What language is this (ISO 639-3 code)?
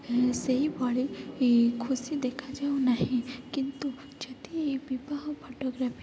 ori